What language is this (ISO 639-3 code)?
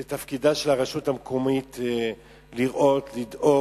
heb